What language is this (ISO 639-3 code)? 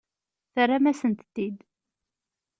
kab